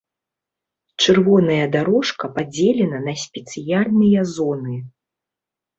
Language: Belarusian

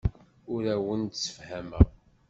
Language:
Kabyle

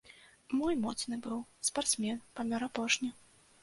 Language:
Belarusian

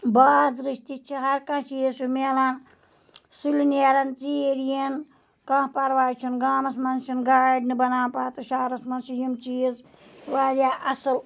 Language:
Kashmiri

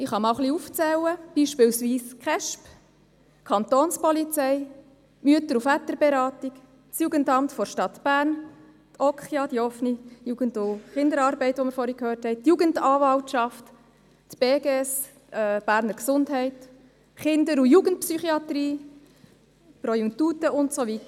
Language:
Swiss German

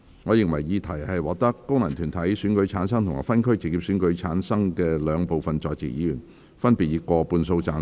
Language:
Cantonese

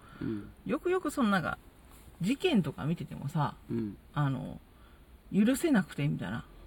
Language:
Japanese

